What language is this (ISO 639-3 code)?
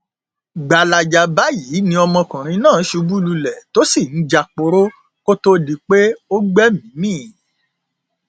yor